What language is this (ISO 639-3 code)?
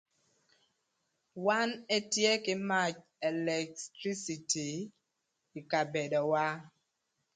lth